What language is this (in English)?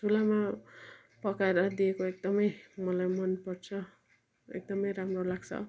Nepali